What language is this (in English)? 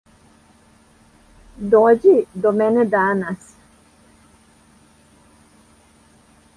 Serbian